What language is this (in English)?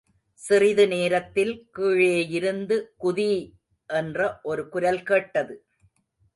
Tamil